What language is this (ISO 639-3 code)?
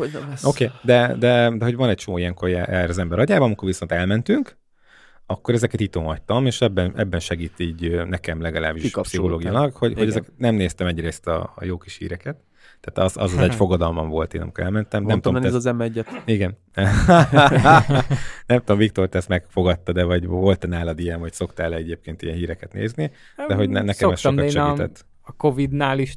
hun